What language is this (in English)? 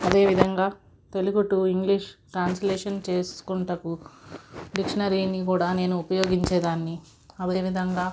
Telugu